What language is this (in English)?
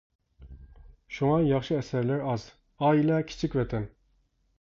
Uyghur